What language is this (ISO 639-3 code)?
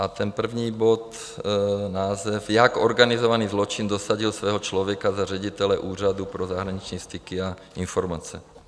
ces